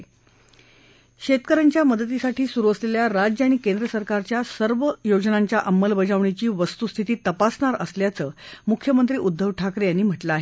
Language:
Marathi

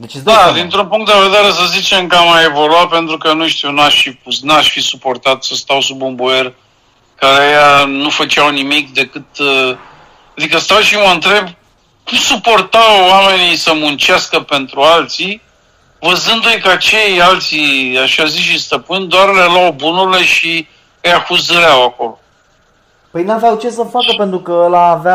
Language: Romanian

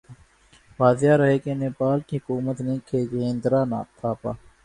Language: Urdu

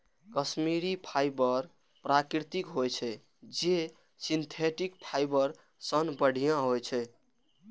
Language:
Maithili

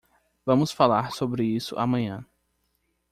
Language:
Portuguese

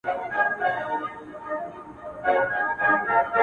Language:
Pashto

